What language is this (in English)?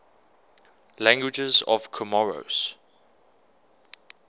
English